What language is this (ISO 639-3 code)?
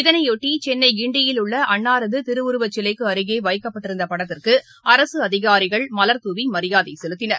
tam